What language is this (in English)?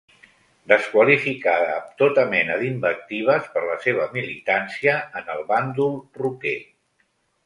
Catalan